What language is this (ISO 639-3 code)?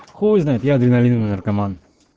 rus